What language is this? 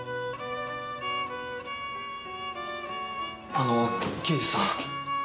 Japanese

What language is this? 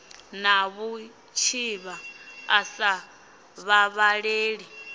Venda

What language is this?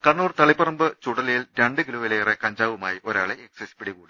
Malayalam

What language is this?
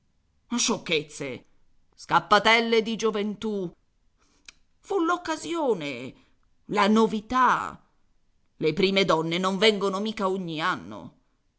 Italian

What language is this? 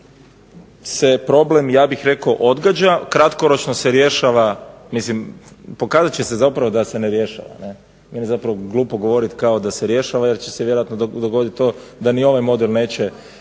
Croatian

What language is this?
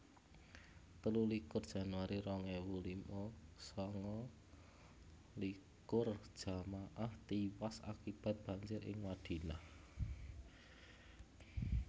Javanese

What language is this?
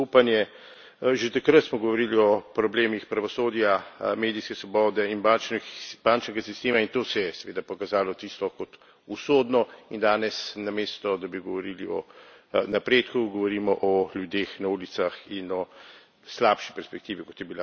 Slovenian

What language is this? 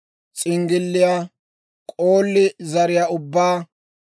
Dawro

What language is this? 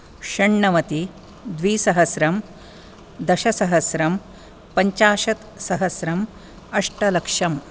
Sanskrit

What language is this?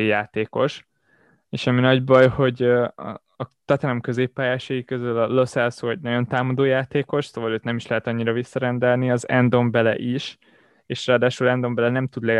Hungarian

